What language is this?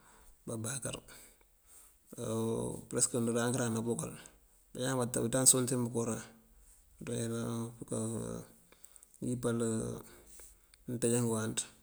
Mandjak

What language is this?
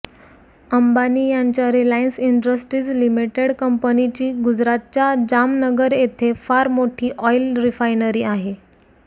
Marathi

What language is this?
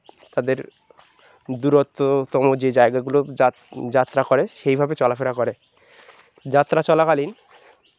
Bangla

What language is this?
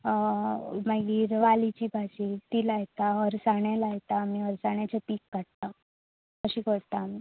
Konkani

